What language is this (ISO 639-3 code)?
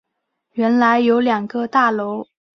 zho